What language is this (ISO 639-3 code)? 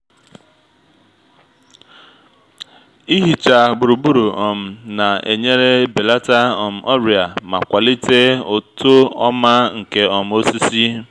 ibo